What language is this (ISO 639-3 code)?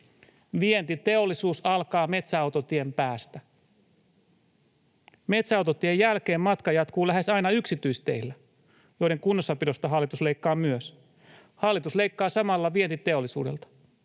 fin